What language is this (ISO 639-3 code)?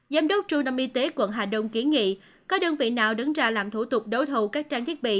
vie